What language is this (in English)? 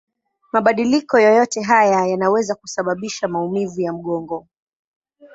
Swahili